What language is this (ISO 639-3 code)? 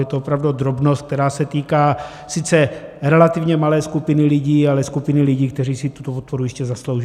ces